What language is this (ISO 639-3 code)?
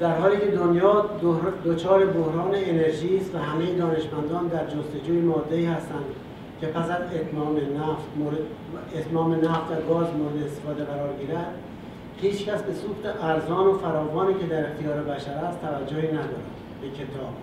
fas